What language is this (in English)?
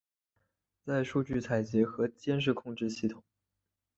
Chinese